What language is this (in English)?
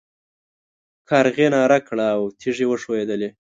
Pashto